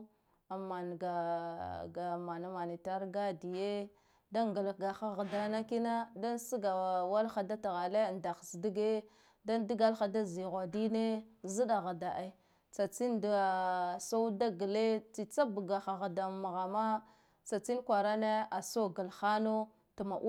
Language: Guduf-Gava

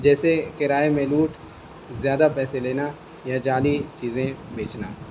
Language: Urdu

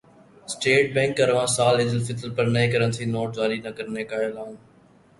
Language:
Urdu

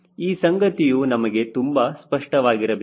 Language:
Kannada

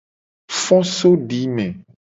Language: Gen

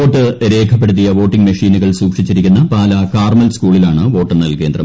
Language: Malayalam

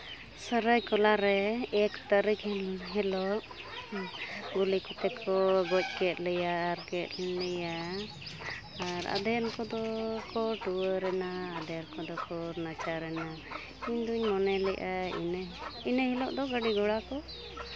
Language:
Santali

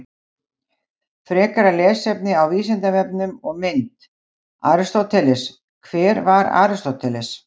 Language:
Icelandic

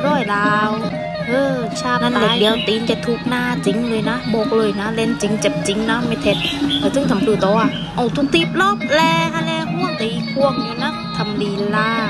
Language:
Thai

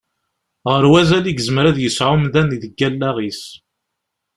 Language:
Kabyle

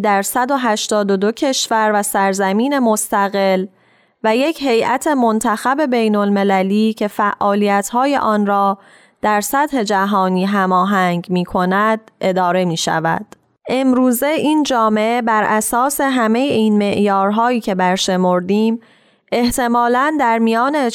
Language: Persian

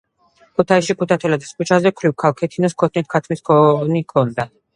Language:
Georgian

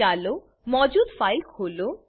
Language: Gujarati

